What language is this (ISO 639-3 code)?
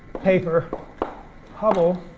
eng